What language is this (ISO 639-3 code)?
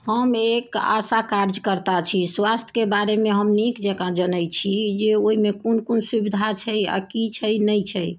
mai